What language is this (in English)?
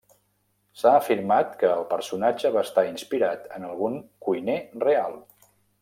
Catalan